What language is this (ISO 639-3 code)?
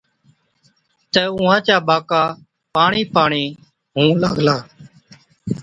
odk